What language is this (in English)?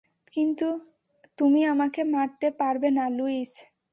Bangla